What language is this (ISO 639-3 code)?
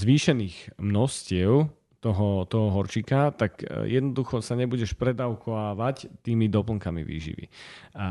slk